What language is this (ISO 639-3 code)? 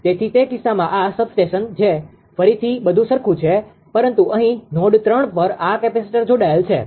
guj